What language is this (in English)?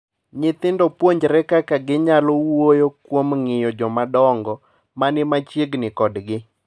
Luo (Kenya and Tanzania)